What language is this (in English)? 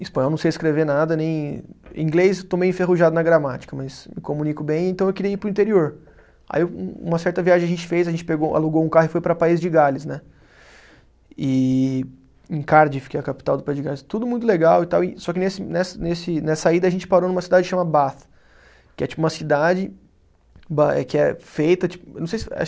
Portuguese